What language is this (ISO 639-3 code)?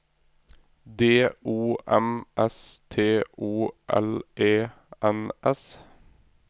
nor